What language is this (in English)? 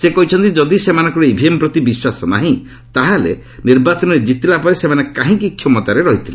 Odia